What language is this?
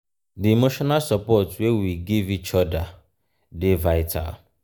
Nigerian Pidgin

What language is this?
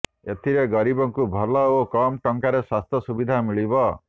Odia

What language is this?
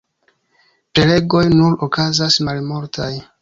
Esperanto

